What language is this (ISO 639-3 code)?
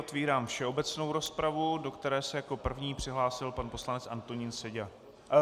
ces